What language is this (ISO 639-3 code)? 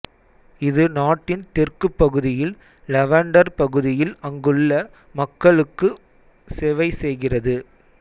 tam